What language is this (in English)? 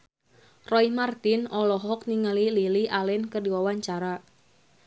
Sundanese